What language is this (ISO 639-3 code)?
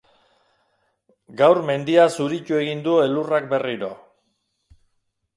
eus